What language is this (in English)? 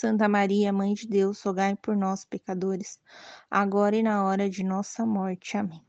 Portuguese